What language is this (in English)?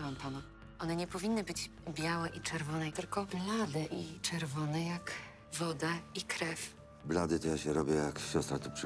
Polish